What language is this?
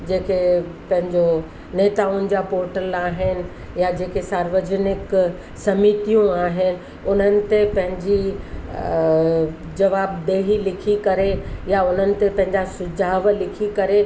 Sindhi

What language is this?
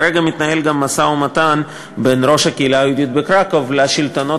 Hebrew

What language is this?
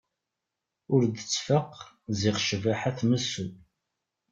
Kabyle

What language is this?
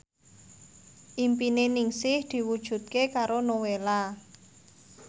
Javanese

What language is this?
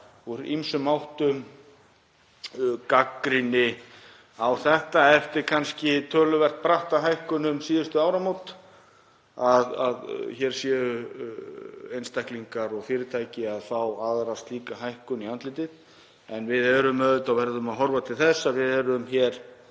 Icelandic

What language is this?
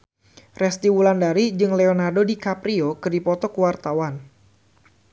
Sundanese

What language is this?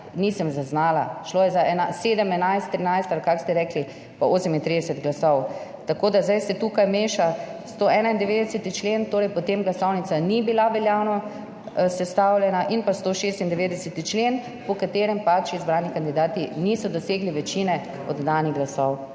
Slovenian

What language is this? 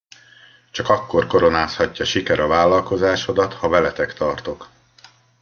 Hungarian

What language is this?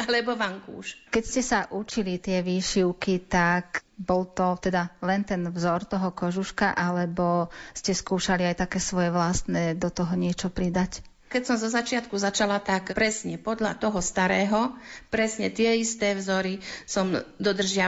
Slovak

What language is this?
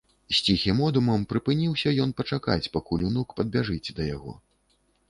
Belarusian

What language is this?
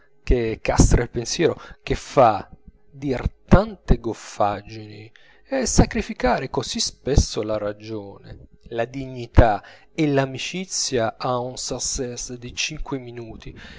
Italian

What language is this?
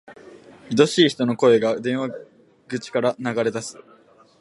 Japanese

